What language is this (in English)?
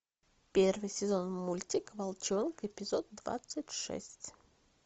Russian